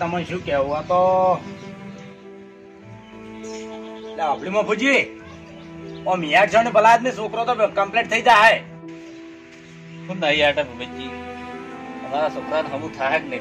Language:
Gujarati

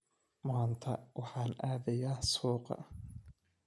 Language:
Somali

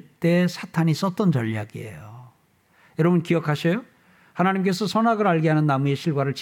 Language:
Korean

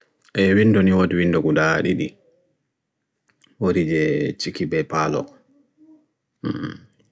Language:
Bagirmi Fulfulde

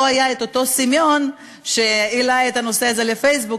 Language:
Hebrew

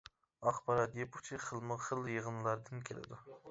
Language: Uyghur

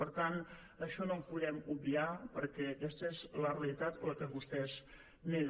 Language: Catalan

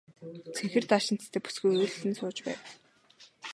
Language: Mongolian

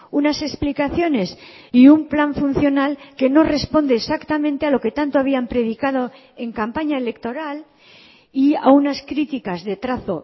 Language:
Spanish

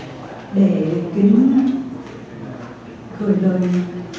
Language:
Vietnamese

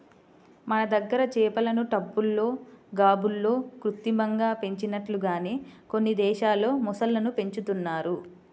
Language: Telugu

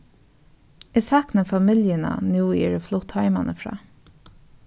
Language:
Faroese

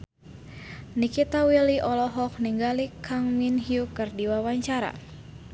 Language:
Sundanese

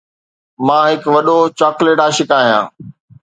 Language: Sindhi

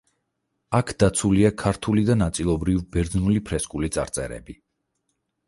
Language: Georgian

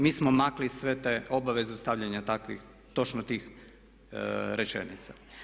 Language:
Croatian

